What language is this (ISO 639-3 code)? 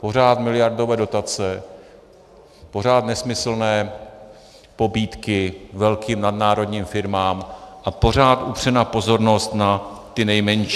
ces